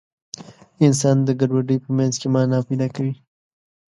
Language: Pashto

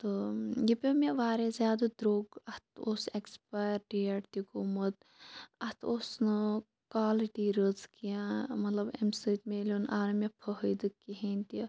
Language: Kashmiri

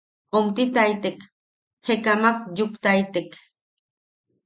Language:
Yaqui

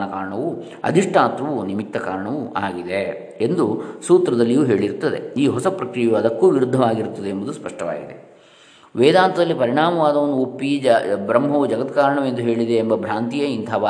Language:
Kannada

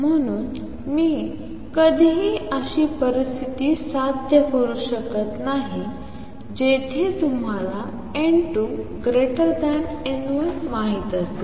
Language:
Marathi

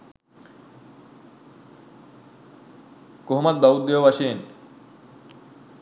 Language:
Sinhala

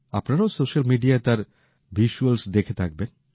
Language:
Bangla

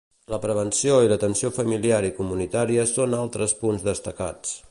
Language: Catalan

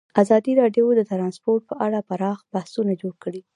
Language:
Pashto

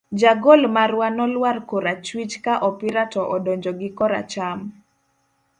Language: Luo (Kenya and Tanzania)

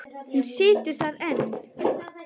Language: Icelandic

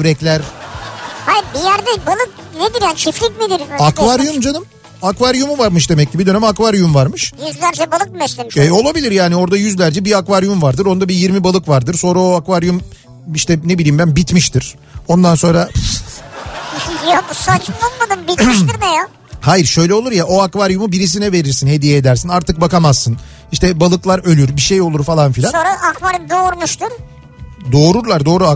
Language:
Turkish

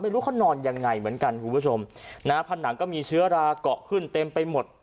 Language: Thai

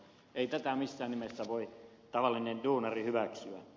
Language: Finnish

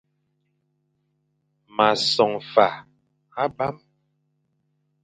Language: Fang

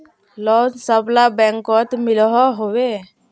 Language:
Magahi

